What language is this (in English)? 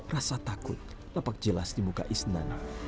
Indonesian